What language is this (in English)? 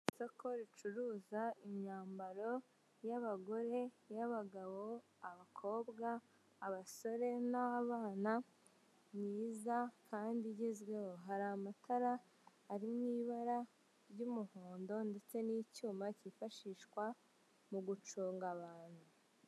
Kinyarwanda